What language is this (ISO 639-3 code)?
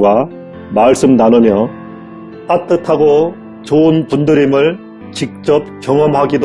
kor